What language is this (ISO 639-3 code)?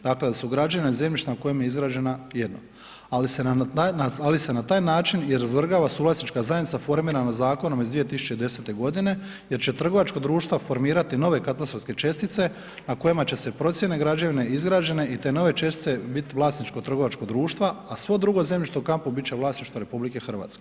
hrv